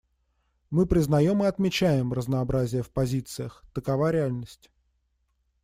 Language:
Russian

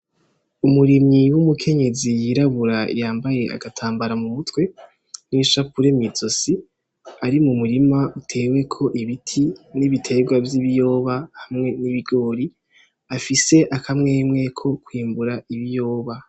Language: Rundi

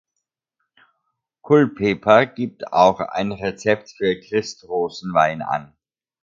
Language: German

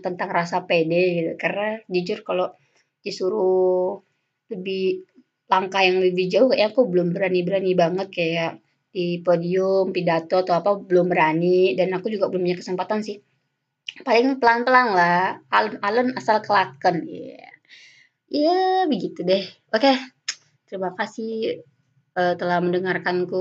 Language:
Indonesian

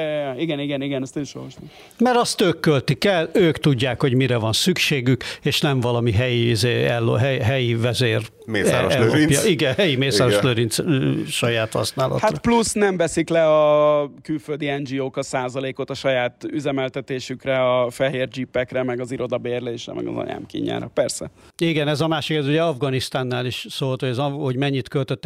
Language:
Hungarian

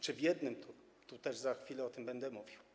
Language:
Polish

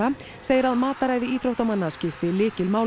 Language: Icelandic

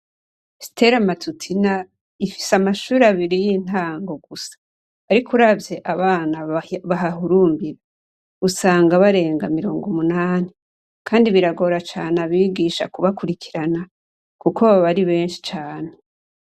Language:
Rundi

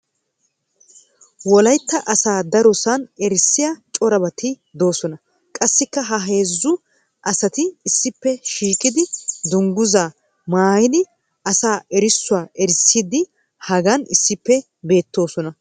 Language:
Wolaytta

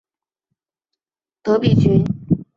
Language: Chinese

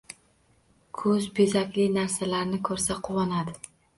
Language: Uzbek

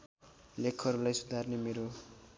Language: Nepali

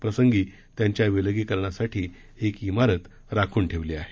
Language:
Marathi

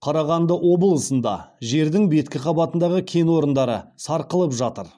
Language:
Kazakh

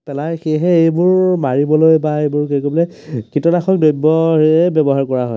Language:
Assamese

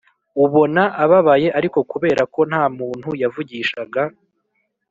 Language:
Kinyarwanda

